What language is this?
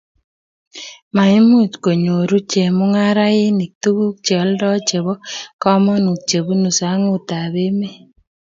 Kalenjin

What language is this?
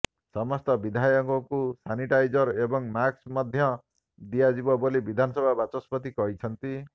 Odia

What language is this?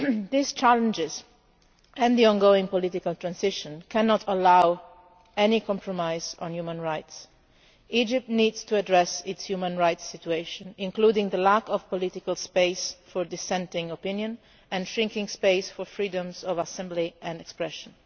English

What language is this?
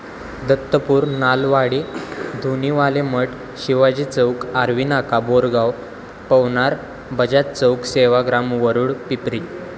Marathi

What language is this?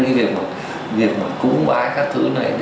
Vietnamese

